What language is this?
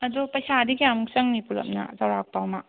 Manipuri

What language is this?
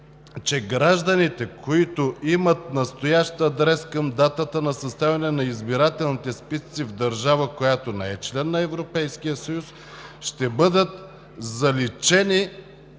Bulgarian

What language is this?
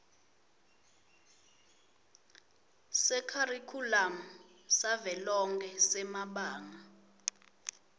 Swati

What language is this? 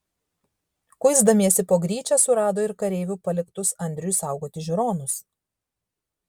Lithuanian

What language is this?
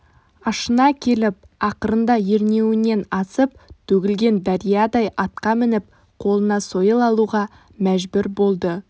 Kazakh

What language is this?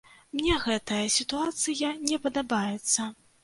Belarusian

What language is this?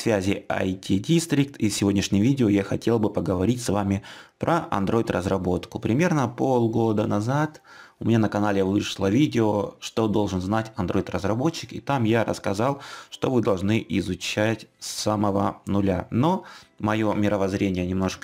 Russian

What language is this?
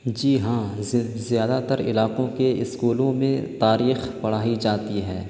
Urdu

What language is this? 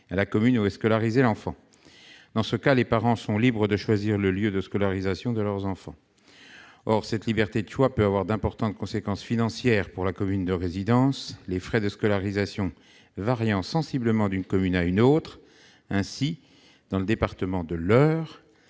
French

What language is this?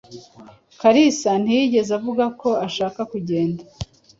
Kinyarwanda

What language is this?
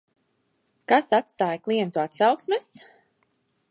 Latvian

